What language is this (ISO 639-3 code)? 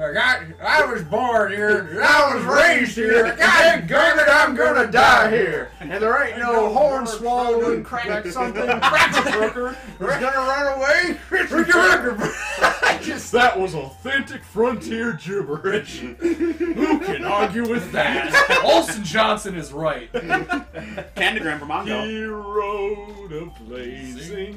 eng